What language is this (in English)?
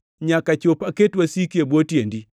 Luo (Kenya and Tanzania)